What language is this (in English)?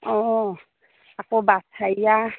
Assamese